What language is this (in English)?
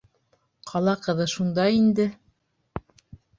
Bashkir